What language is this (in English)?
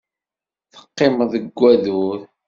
Kabyle